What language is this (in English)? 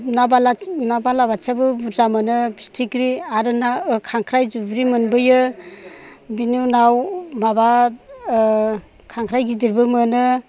Bodo